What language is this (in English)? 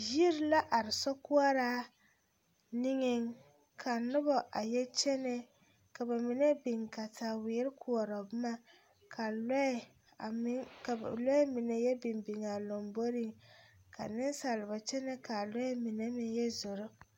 Southern Dagaare